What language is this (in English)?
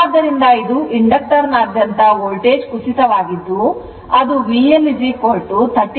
Kannada